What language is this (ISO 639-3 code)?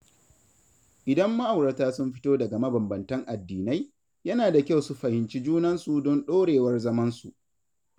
hau